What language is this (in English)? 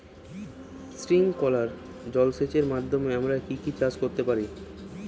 Bangla